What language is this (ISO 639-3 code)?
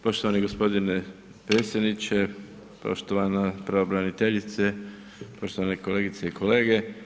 hrv